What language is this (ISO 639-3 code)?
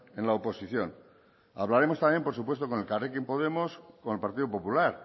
spa